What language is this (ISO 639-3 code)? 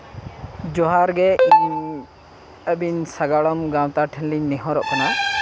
sat